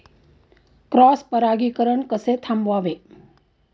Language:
Marathi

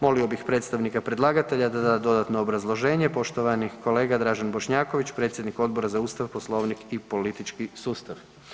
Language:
Croatian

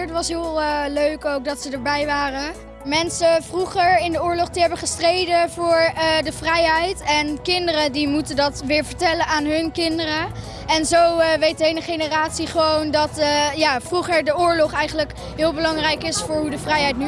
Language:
Dutch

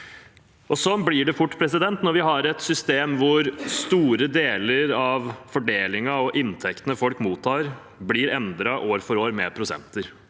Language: Norwegian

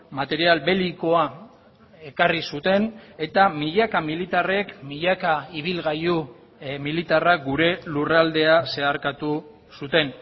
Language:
Basque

